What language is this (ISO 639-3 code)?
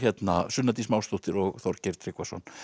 isl